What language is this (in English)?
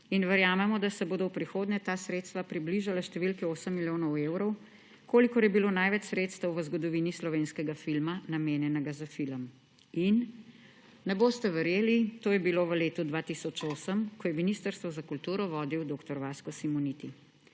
Slovenian